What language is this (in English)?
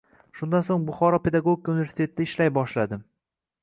Uzbek